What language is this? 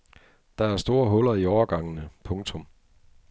Danish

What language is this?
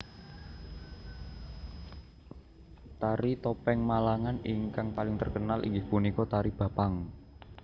Javanese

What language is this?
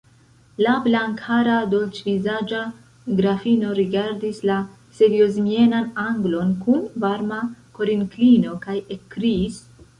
Esperanto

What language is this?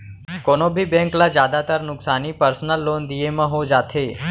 Chhattisgarhi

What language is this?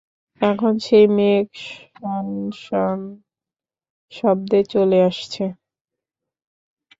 Bangla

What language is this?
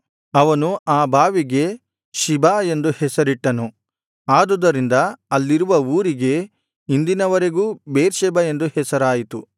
Kannada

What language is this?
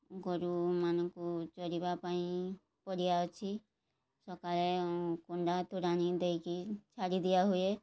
Odia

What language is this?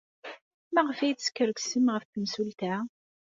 Kabyle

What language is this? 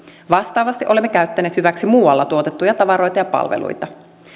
Finnish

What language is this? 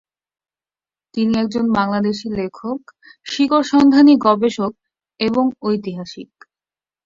Bangla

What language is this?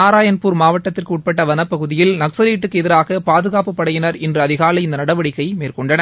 Tamil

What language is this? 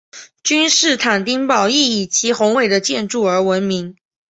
Chinese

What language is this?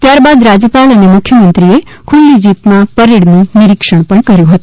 Gujarati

